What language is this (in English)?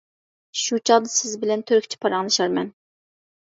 Uyghur